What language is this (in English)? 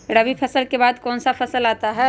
Magahi